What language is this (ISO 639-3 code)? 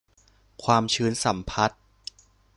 tha